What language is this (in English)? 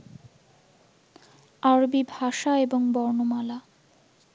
Bangla